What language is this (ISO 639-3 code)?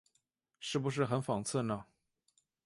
zho